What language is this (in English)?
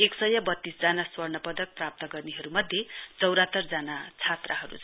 Nepali